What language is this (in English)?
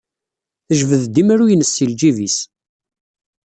Kabyle